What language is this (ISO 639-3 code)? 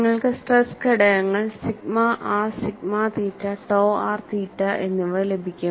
mal